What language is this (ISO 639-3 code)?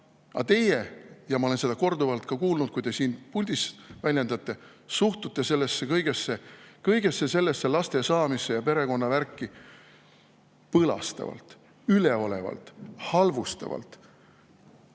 est